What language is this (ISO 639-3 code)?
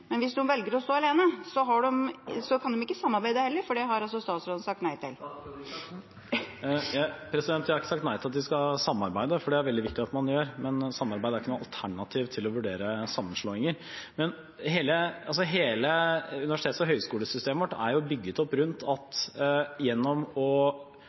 nob